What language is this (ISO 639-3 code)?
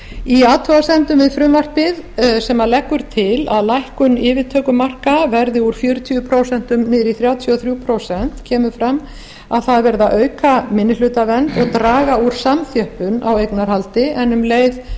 isl